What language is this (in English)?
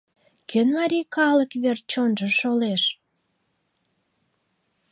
Mari